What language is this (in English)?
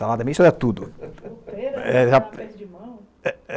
Portuguese